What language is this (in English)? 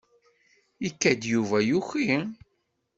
Kabyle